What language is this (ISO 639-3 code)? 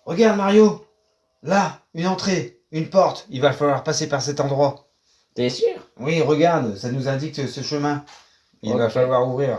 fra